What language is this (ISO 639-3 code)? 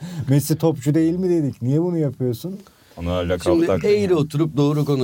tur